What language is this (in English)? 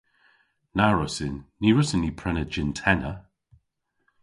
Cornish